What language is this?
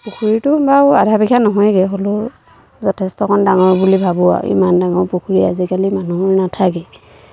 Assamese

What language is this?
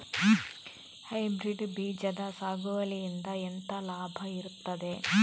Kannada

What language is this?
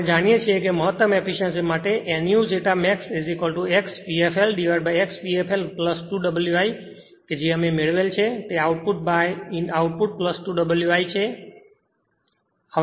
Gujarati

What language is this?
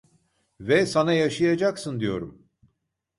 Turkish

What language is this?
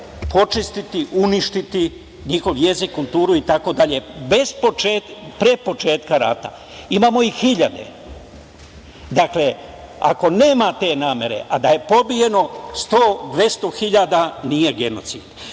Serbian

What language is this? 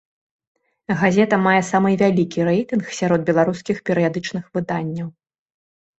Belarusian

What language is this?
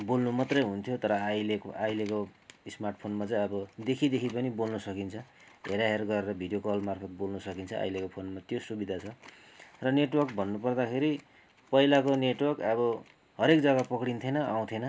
Nepali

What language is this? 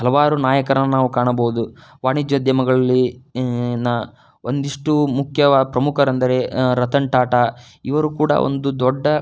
Kannada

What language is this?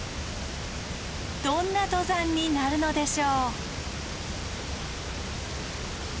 Japanese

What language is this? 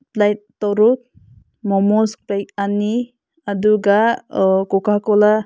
Manipuri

